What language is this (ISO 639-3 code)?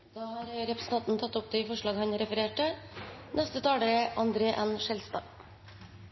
nor